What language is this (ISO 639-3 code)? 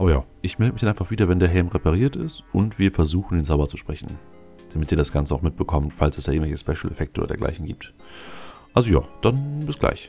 deu